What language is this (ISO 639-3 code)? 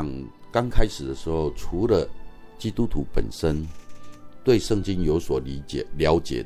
zho